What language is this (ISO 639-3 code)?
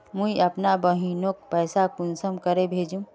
mag